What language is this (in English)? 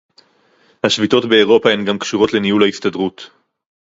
Hebrew